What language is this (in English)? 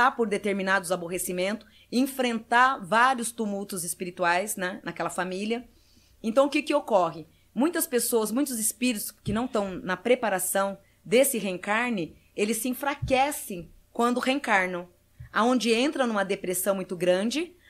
Portuguese